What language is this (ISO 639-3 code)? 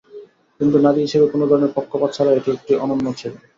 ben